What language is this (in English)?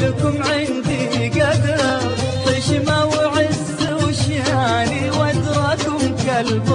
Arabic